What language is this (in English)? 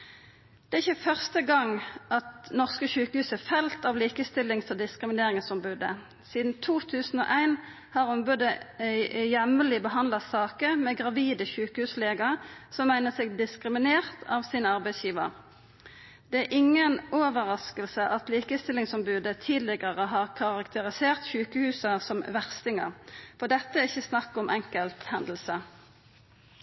Norwegian Nynorsk